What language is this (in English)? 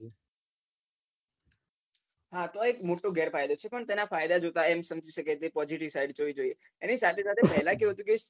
Gujarati